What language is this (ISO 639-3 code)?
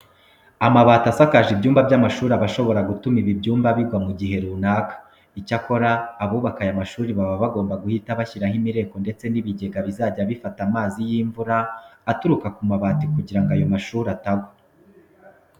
kin